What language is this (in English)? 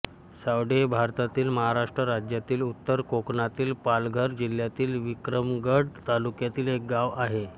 Marathi